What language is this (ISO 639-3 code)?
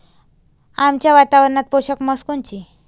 mar